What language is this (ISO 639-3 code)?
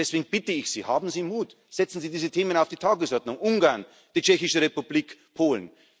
deu